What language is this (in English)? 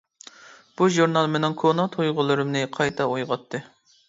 Uyghur